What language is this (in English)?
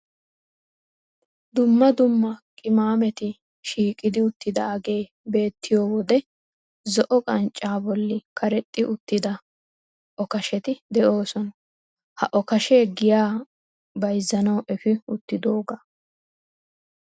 Wolaytta